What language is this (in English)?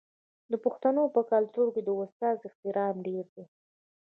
Pashto